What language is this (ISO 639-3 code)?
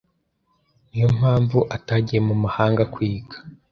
kin